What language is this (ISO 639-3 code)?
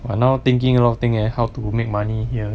eng